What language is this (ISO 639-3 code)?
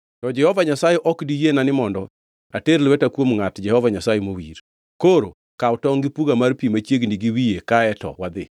luo